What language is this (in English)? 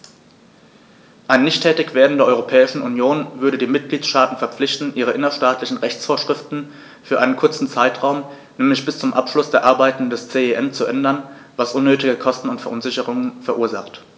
German